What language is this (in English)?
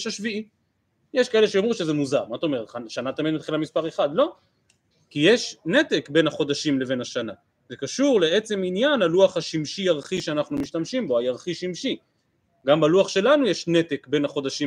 Hebrew